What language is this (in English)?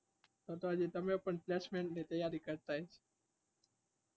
Gujarati